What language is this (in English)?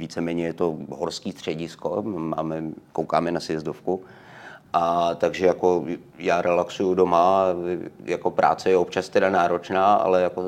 Czech